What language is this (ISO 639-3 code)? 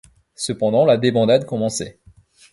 fra